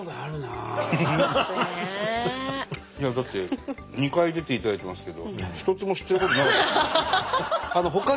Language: Japanese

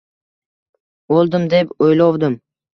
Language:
Uzbek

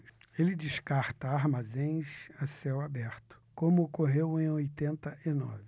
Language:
Portuguese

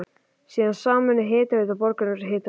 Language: Icelandic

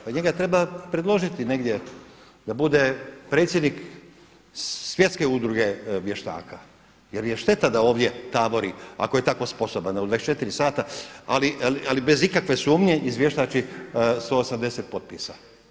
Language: Croatian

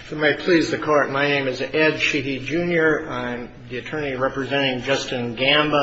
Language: English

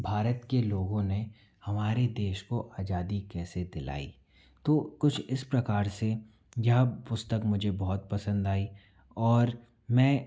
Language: Hindi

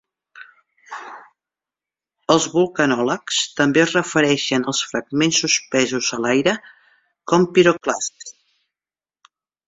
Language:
Catalan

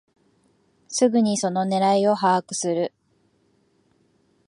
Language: Japanese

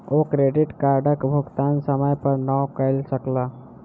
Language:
Maithili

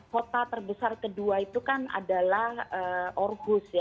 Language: Indonesian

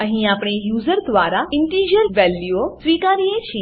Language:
Gujarati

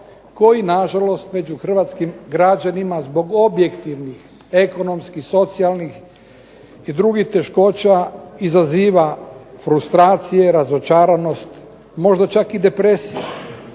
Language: Croatian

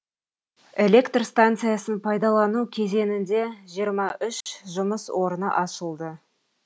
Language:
Kazakh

